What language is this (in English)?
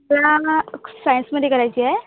Marathi